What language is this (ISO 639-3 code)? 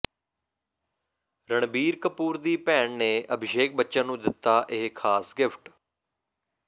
pan